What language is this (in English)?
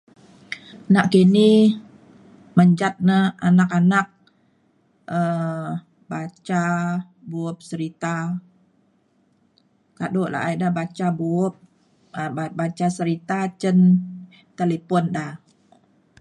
Mainstream Kenyah